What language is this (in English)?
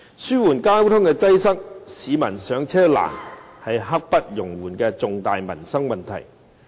Cantonese